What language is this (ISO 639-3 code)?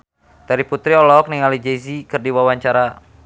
sun